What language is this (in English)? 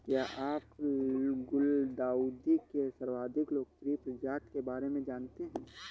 Hindi